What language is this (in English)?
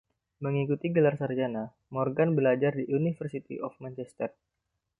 Indonesian